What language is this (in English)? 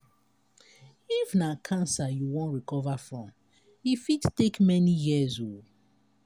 Nigerian Pidgin